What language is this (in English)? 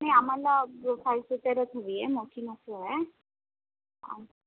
Marathi